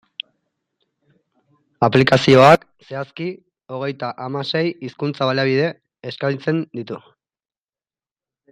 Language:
Basque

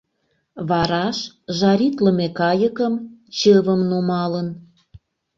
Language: Mari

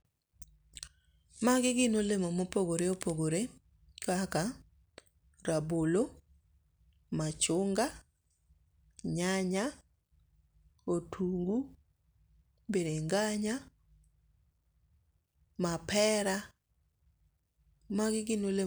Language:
Luo (Kenya and Tanzania)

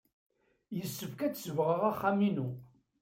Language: Kabyle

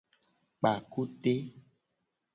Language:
Gen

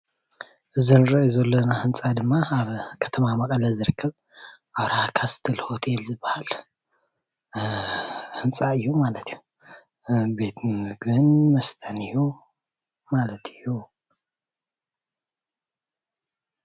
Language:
Tigrinya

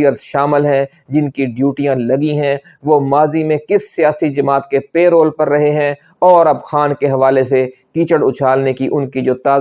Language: Urdu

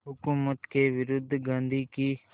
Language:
Hindi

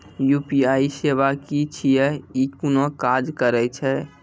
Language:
Maithili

